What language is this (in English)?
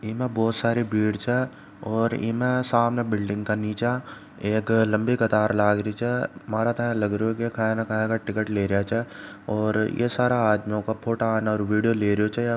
Marwari